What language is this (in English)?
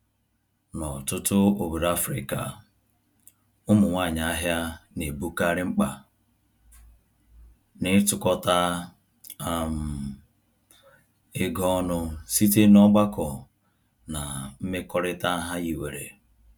Igbo